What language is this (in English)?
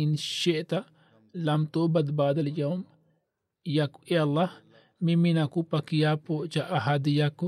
Swahili